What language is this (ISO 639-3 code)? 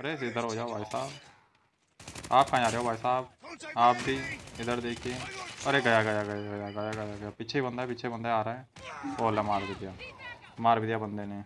hin